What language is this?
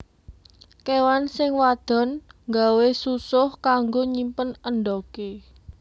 Javanese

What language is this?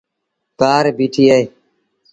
Sindhi Bhil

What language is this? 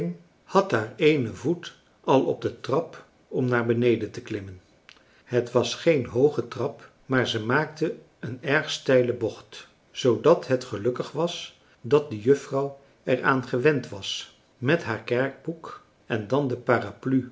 Dutch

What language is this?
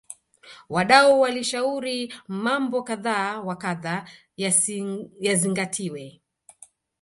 Swahili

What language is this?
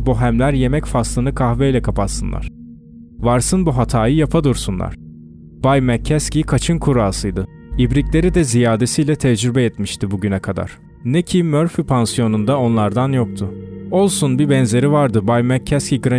Turkish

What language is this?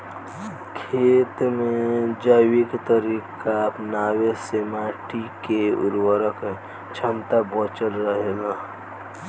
Bhojpuri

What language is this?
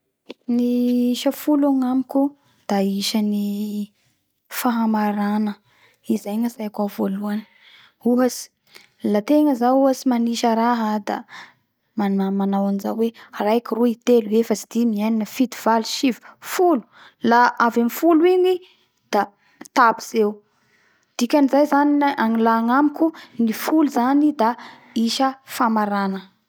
Bara Malagasy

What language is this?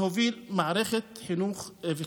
Hebrew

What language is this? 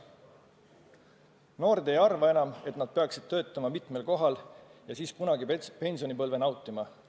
Estonian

